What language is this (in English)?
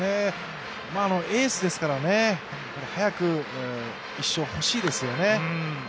Japanese